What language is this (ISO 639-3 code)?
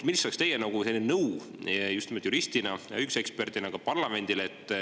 est